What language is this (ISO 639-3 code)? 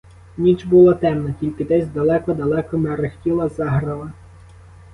ukr